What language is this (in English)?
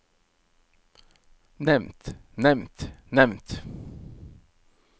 Norwegian